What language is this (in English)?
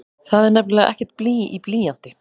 Icelandic